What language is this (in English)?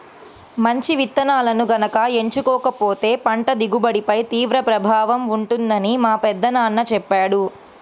Telugu